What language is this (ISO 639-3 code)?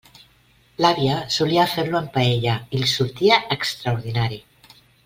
cat